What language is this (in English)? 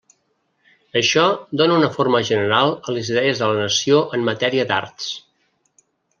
Catalan